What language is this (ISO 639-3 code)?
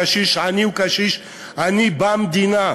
heb